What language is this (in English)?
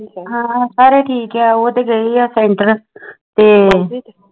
Punjabi